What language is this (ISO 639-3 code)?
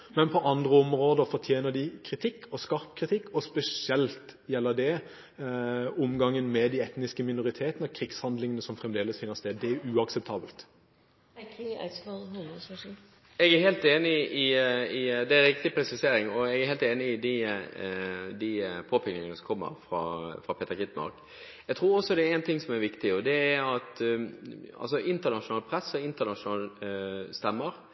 nob